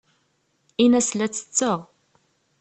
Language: Kabyle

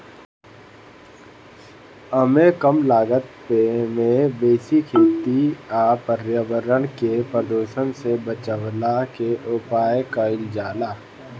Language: Bhojpuri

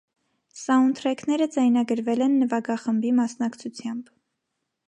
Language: Armenian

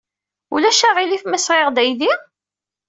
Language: Kabyle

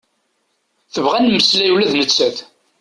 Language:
Kabyle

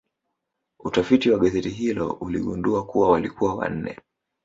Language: Swahili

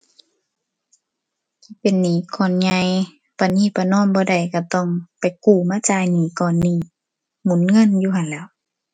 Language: Thai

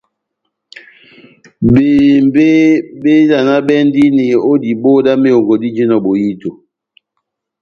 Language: Batanga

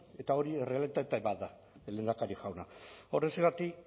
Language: Basque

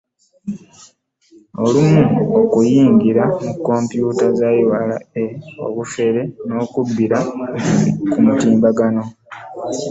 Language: Ganda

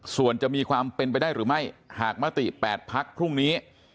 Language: Thai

